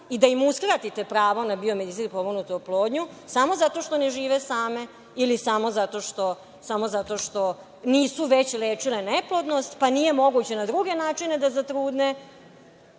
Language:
Serbian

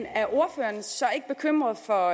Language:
Danish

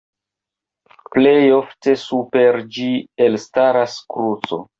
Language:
Esperanto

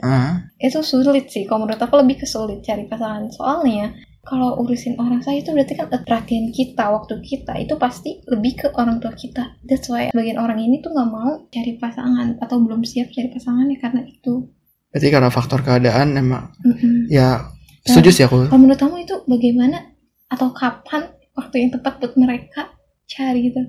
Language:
Indonesian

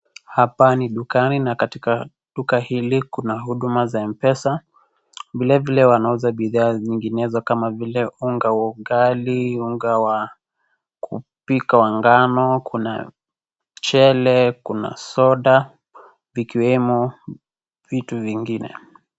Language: Swahili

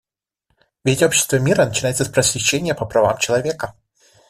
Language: Russian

